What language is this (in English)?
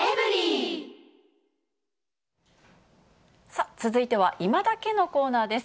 Japanese